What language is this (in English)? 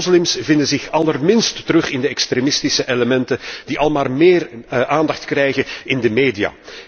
Dutch